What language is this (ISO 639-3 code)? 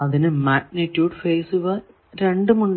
mal